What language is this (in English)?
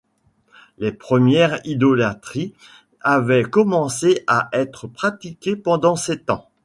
French